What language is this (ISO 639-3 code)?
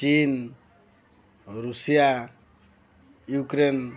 ori